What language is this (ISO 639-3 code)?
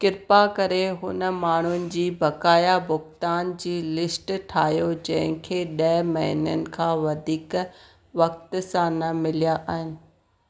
snd